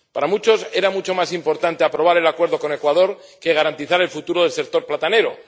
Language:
Spanish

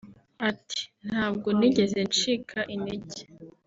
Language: Kinyarwanda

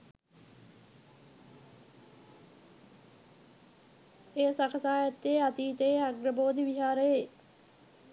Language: Sinhala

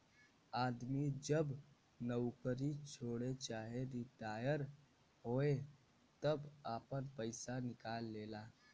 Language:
Bhojpuri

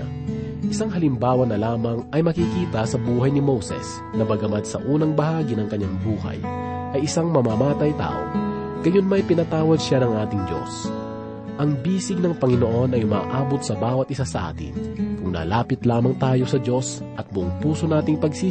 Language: Filipino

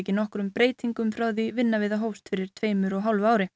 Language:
Icelandic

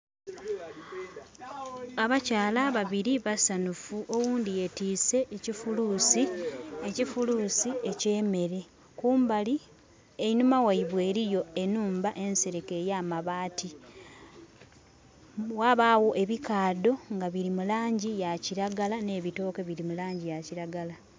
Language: Soga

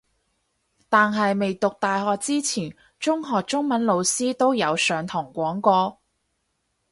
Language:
Cantonese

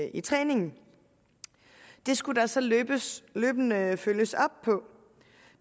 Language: Danish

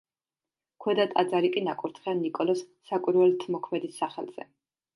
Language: Georgian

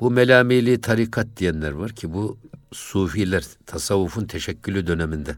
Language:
Turkish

